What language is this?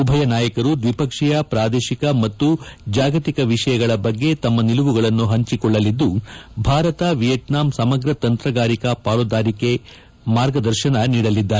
Kannada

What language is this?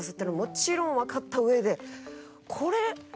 Japanese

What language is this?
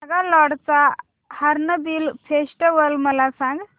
Marathi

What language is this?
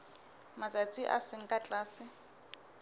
Southern Sotho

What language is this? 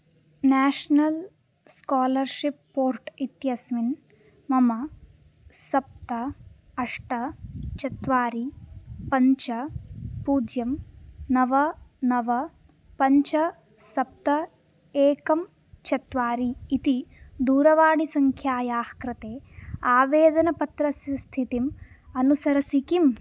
Sanskrit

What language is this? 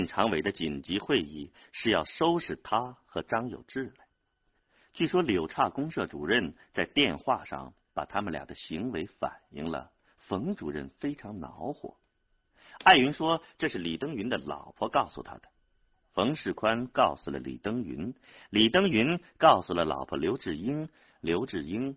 Chinese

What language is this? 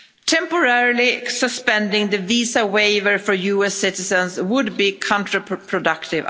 English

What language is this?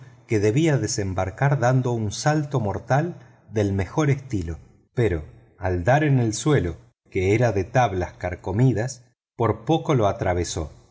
Spanish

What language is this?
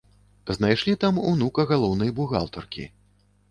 Belarusian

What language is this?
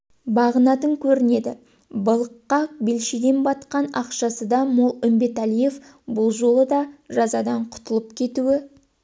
Kazakh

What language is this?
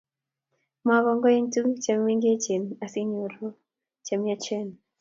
Kalenjin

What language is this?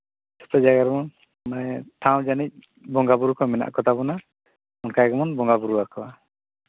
Santali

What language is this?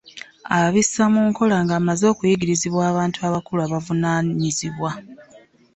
Ganda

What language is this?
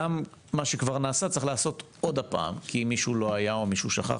Hebrew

